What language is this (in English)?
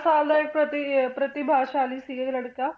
Punjabi